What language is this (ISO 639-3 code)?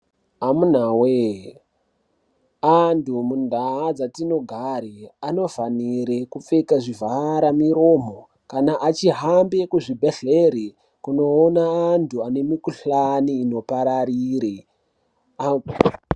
ndc